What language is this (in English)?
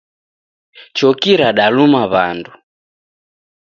Taita